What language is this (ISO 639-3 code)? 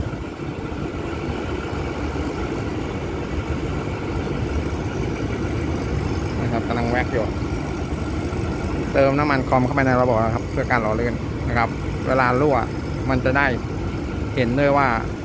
tha